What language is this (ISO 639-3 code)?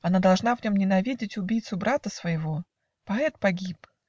rus